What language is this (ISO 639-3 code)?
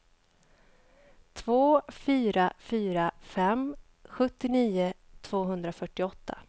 swe